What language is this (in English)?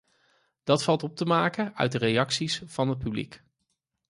Dutch